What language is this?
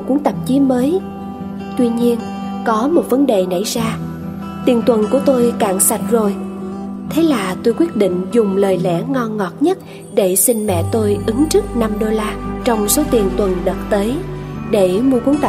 Vietnamese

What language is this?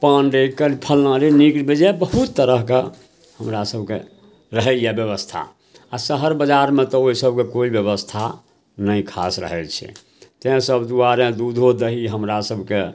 Maithili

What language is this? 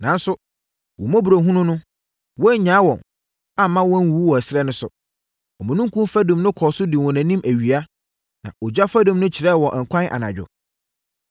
Akan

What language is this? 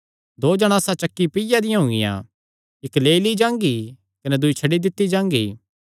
Kangri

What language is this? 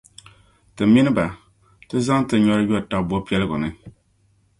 Dagbani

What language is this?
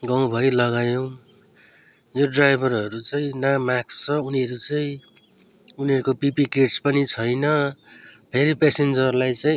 Nepali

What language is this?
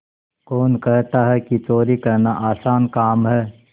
Hindi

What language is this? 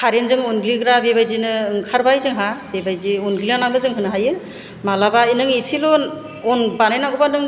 Bodo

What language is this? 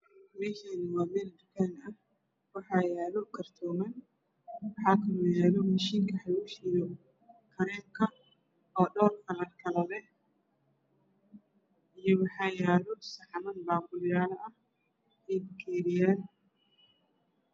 Somali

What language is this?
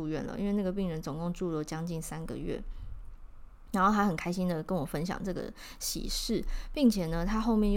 Chinese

